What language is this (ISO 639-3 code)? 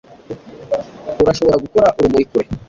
kin